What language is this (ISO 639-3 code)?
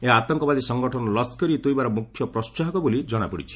ori